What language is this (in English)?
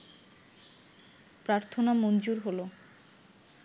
Bangla